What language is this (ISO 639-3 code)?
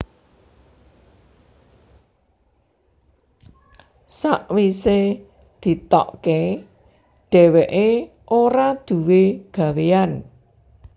jav